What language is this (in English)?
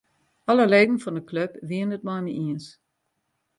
Western Frisian